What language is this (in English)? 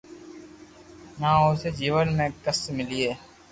Loarki